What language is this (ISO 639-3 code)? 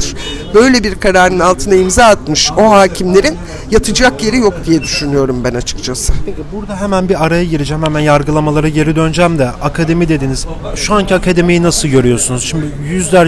tur